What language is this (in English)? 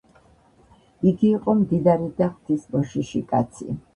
Georgian